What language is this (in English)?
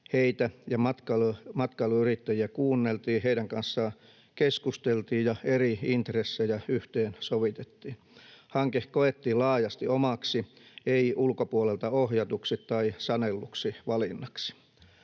Finnish